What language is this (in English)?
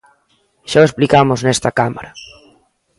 Galician